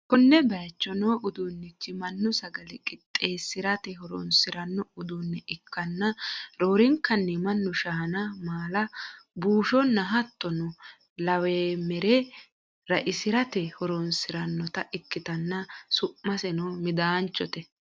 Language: Sidamo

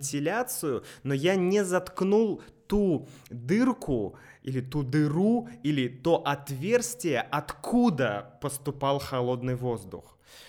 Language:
Russian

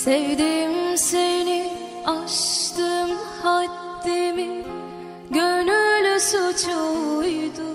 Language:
Turkish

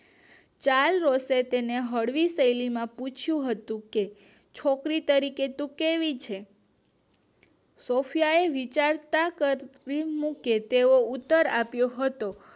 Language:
Gujarati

